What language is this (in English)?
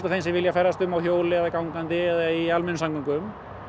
Icelandic